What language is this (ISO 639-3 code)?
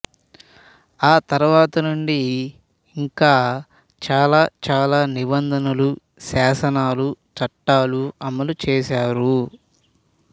tel